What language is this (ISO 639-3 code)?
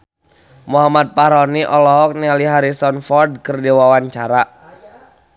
sun